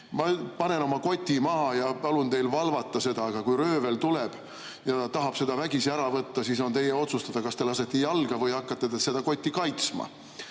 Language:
Estonian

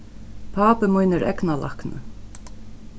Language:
Faroese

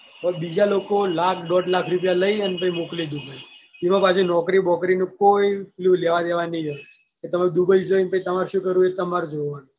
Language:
Gujarati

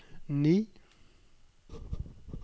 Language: Norwegian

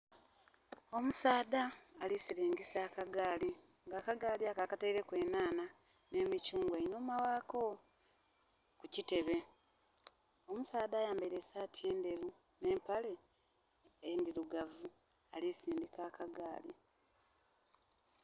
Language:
Soga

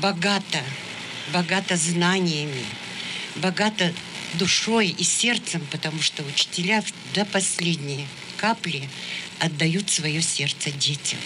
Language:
Russian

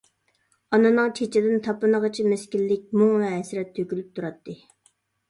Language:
Uyghur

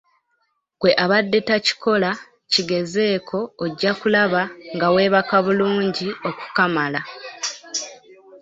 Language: Ganda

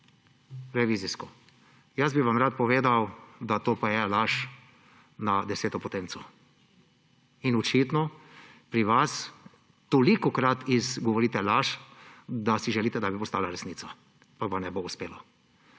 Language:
Slovenian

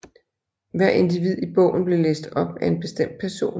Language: Danish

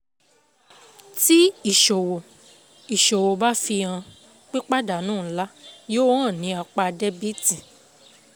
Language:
Yoruba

